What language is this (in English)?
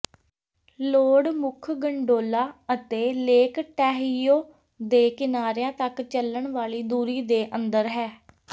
Punjabi